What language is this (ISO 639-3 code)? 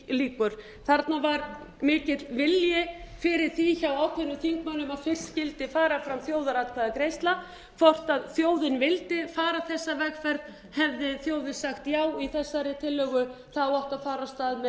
isl